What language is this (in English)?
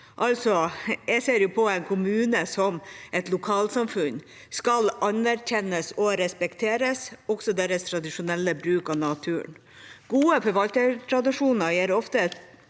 Norwegian